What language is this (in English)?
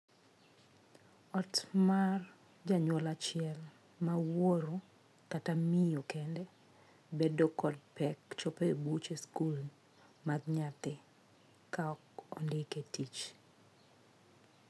Luo (Kenya and Tanzania)